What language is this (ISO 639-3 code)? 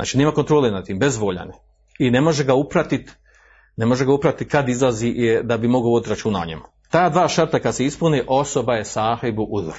hrv